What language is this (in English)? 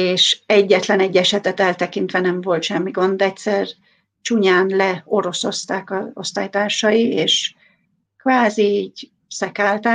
Hungarian